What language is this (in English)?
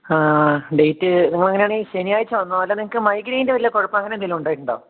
Malayalam